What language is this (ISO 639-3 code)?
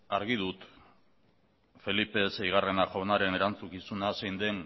eus